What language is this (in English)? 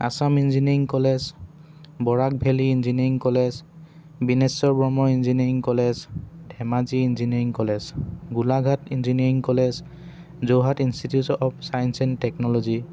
Assamese